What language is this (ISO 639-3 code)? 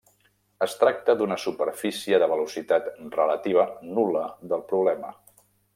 cat